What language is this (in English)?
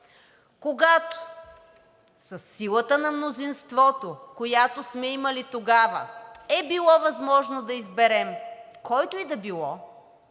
Bulgarian